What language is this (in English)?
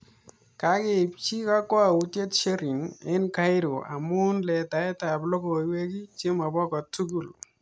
Kalenjin